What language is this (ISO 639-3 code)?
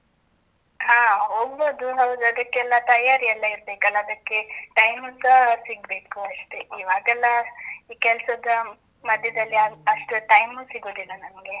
kan